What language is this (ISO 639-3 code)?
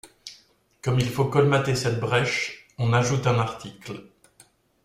fra